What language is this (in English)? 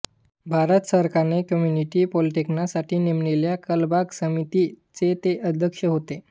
Marathi